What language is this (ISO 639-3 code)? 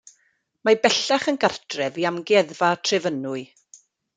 cym